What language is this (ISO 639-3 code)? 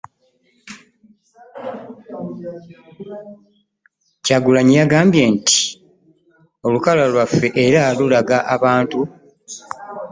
lug